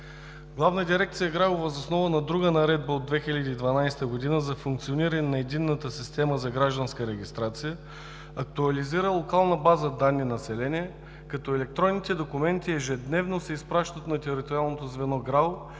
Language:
Bulgarian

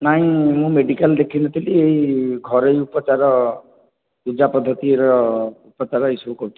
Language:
Odia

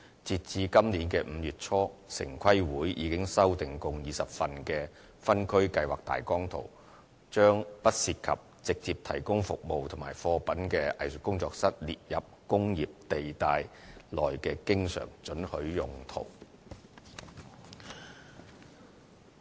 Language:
Cantonese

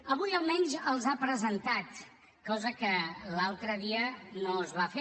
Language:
Catalan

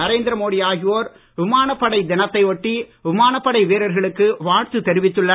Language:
Tamil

